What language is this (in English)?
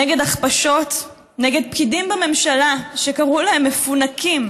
Hebrew